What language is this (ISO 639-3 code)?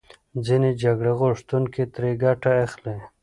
pus